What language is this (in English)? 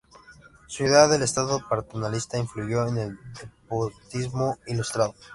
Spanish